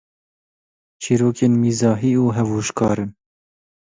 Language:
Kurdish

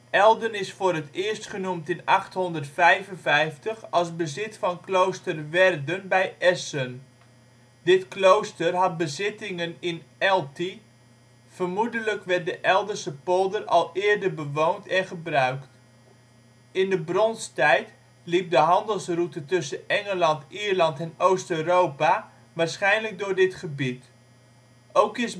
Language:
Dutch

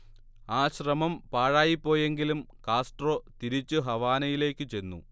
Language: Malayalam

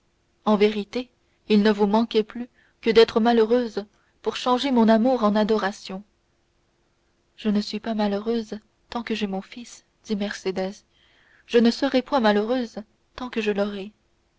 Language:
French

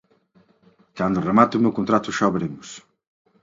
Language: Galician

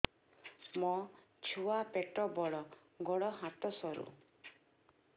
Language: Odia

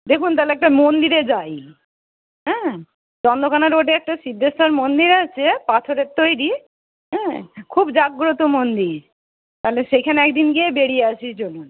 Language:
Bangla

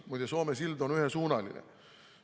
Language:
Estonian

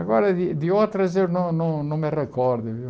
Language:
Portuguese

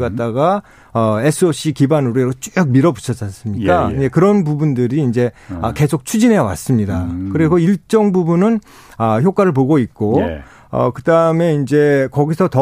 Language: Korean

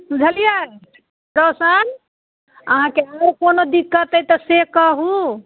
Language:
Maithili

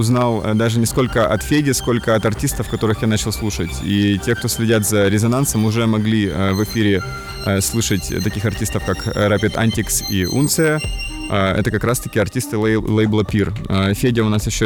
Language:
Russian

